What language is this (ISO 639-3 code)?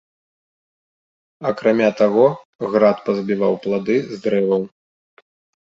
bel